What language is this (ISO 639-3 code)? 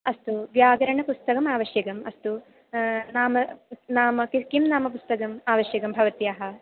san